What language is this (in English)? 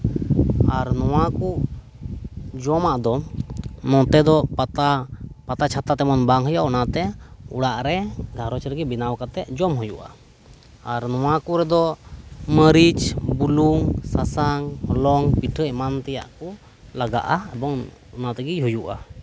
Santali